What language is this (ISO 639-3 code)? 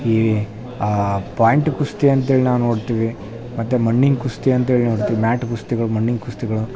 kan